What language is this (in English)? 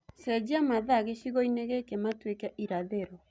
Kikuyu